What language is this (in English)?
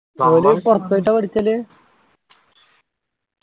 Malayalam